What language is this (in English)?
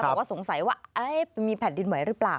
Thai